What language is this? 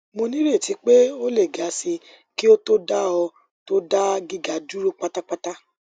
Yoruba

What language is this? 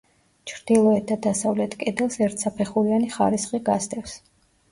Georgian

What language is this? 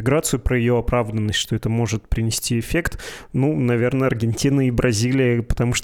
Russian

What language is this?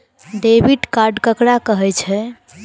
Maithili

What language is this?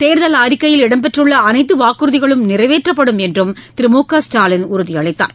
Tamil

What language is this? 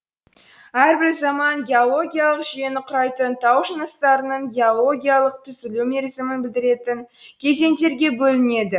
Kazakh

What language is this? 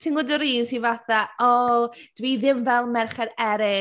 Welsh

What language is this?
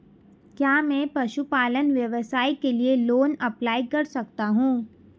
Hindi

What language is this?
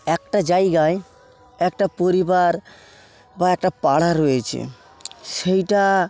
Bangla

